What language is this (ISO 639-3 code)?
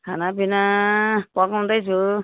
nep